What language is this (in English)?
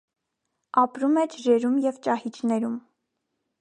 Armenian